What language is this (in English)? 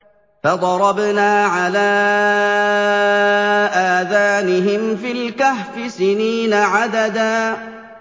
Arabic